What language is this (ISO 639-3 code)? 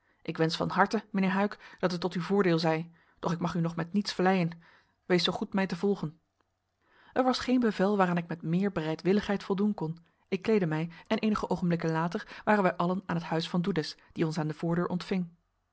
nld